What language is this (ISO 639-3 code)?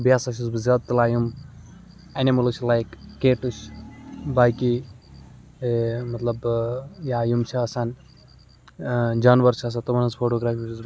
kas